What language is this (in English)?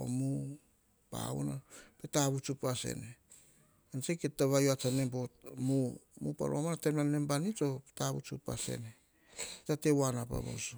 Hahon